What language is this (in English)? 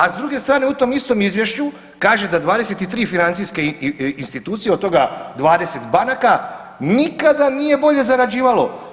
Croatian